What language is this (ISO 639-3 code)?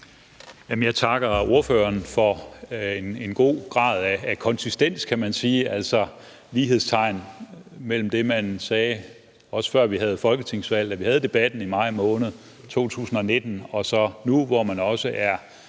dan